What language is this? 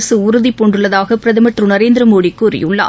Tamil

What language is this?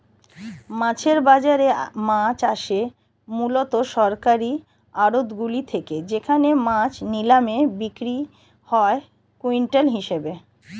Bangla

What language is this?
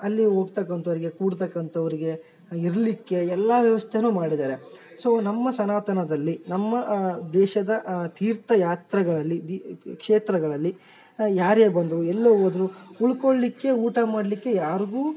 Kannada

